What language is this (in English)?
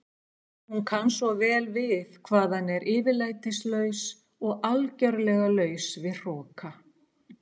Icelandic